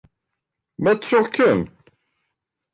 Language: Kabyle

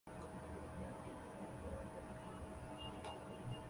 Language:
Chinese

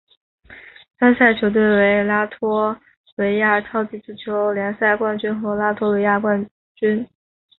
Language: Chinese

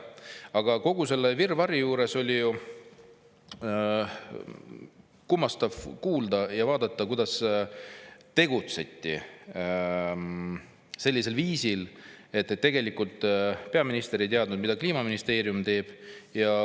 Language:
Estonian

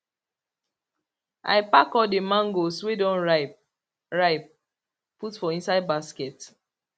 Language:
Nigerian Pidgin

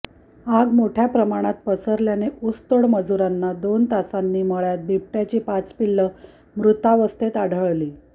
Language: Marathi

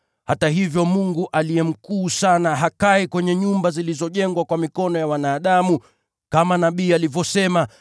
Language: Swahili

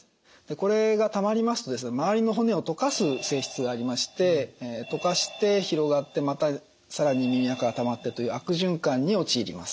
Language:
Japanese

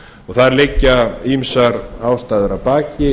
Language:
Icelandic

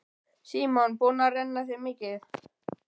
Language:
Icelandic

